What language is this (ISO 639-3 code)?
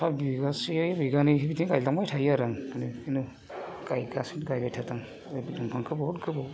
brx